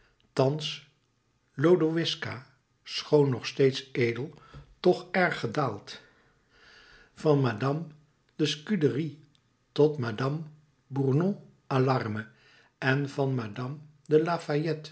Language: Dutch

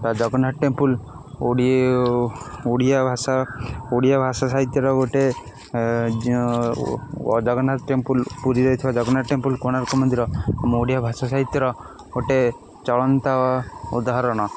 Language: Odia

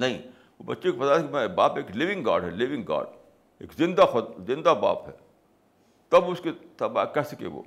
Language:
Urdu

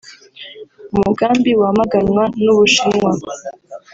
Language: Kinyarwanda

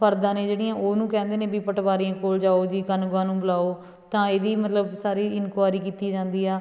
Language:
Punjabi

